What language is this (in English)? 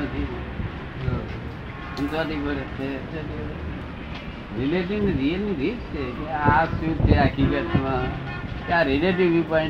Gujarati